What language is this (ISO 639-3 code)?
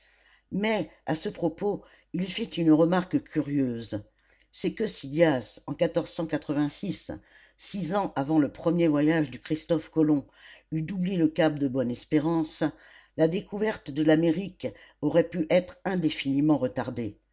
fra